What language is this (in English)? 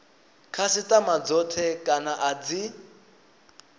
Venda